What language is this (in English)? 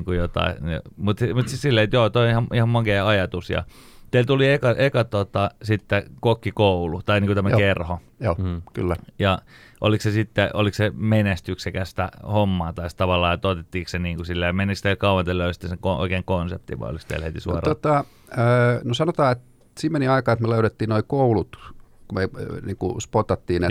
Finnish